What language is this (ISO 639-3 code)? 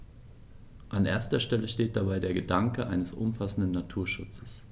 deu